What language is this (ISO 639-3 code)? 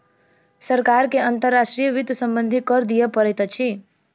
mai